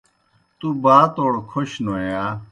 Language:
Kohistani Shina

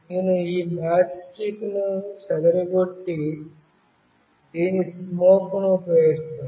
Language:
Telugu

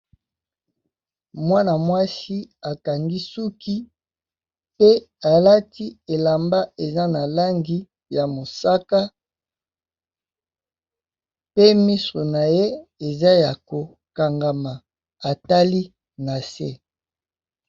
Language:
Lingala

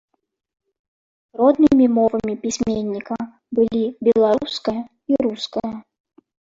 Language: Belarusian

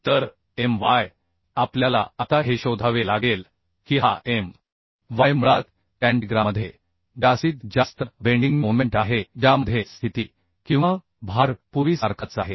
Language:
Marathi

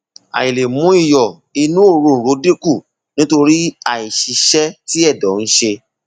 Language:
Yoruba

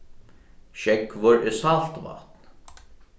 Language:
Faroese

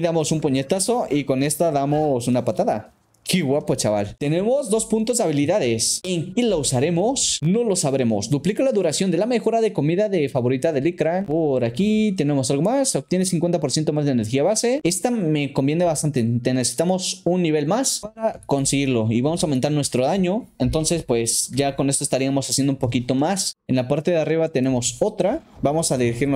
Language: Spanish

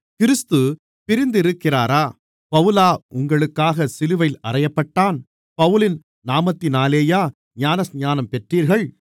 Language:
Tamil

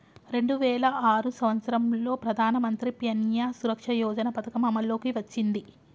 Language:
Telugu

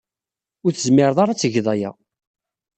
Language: Kabyle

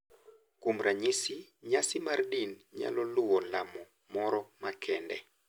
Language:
Luo (Kenya and Tanzania)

